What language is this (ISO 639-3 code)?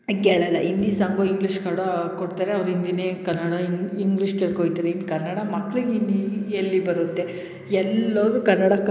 kan